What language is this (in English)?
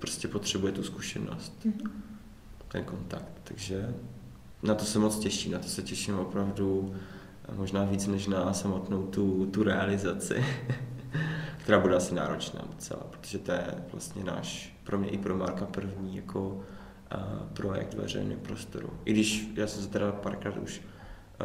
Czech